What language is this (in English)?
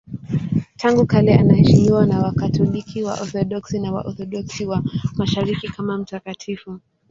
Swahili